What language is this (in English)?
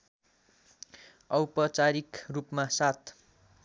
Nepali